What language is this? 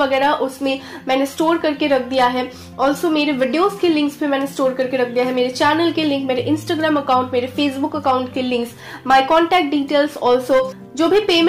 Hindi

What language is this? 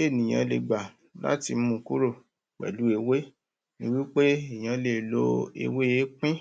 Yoruba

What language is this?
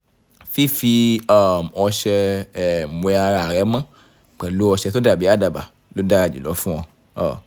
Yoruba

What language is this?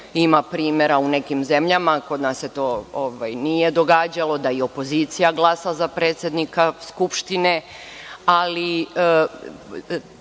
Serbian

